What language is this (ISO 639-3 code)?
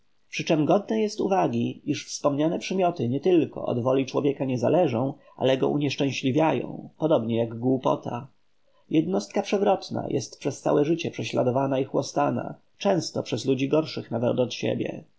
pol